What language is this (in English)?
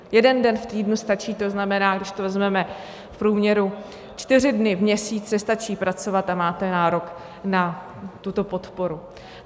Czech